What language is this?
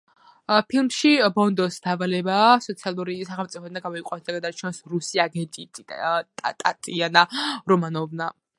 Georgian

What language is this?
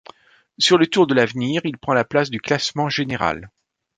French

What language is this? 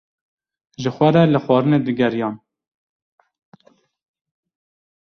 Kurdish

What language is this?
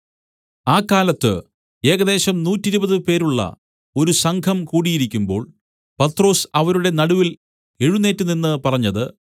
Malayalam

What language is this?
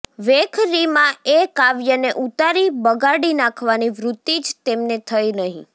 Gujarati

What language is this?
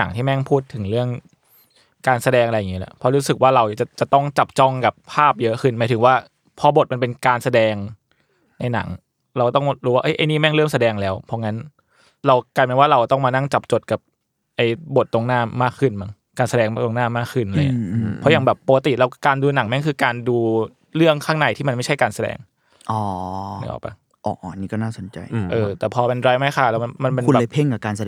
Thai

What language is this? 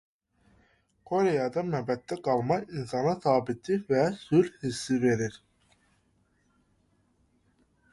Azerbaijani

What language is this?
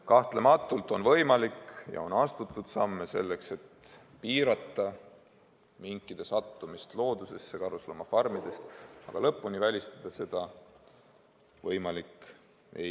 Estonian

